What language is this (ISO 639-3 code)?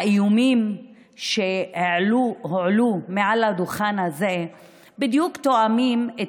heb